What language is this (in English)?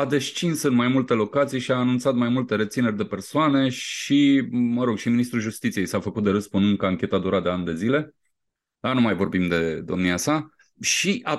Romanian